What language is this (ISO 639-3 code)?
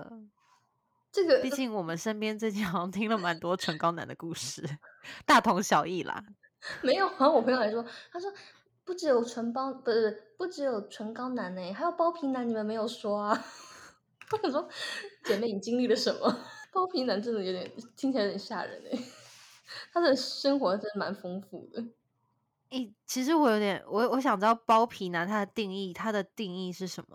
zho